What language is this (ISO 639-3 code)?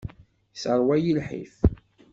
kab